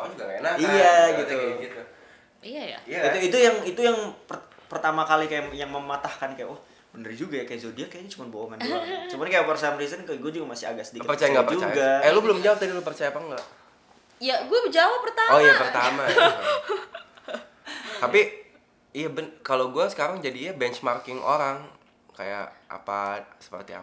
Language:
Indonesian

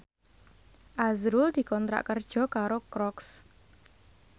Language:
Javanese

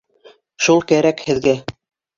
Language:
Bashkir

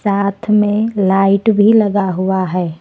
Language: Hindi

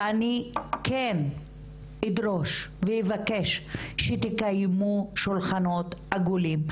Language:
Hebrew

